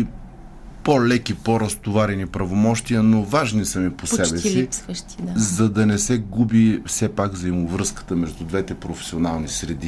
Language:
Bulgarian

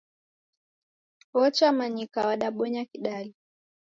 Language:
Taita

